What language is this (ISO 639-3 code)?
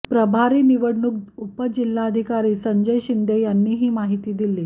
mar